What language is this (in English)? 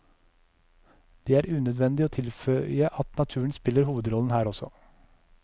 Norwegian